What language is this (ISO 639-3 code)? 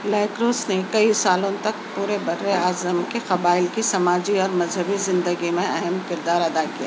urd